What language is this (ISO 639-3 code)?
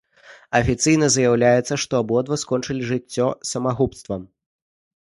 bel